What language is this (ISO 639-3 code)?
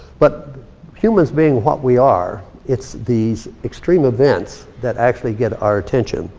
eng